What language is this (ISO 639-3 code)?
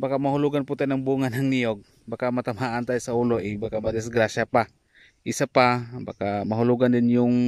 fil